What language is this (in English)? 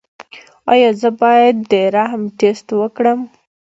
Pashto